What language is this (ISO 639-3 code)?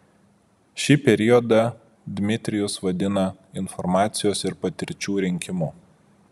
lit